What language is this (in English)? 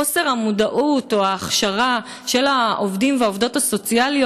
Hebrew